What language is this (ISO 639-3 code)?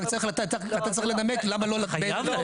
heb